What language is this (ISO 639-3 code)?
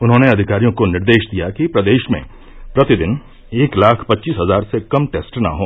hin